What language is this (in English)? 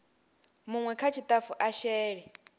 Venda